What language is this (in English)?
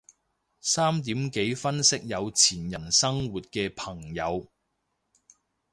Cantonese